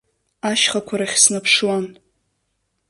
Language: Abkhazian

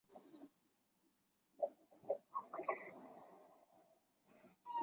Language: Chinese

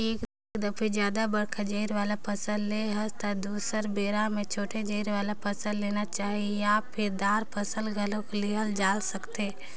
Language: Chhattisgarhi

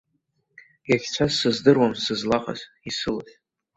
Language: Abkhazian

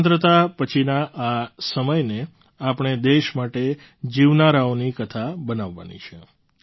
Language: Gujarati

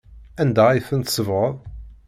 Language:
Kabyle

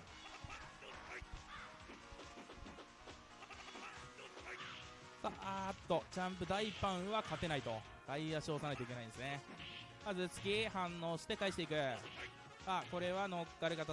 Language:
Japanese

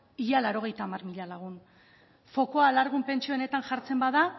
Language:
Basque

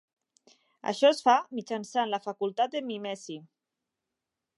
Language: Catalan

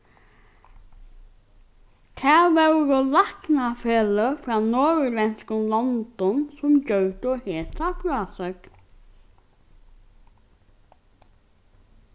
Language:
Faroese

